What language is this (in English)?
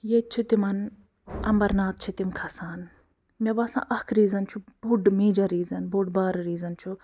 Kashmiri